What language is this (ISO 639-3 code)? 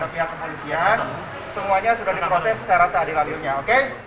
ind